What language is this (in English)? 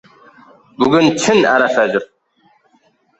Uzbek